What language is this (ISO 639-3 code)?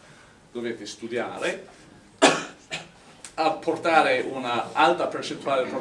ita